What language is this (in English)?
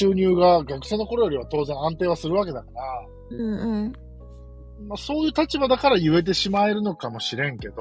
Japanese